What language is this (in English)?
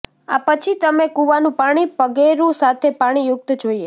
Gujarati